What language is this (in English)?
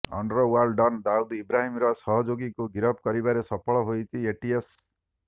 Odia